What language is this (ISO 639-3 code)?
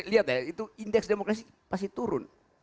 ind